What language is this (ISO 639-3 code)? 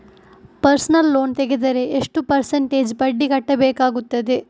kan